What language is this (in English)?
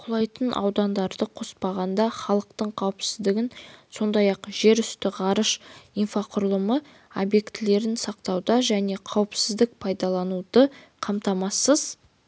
Kazakh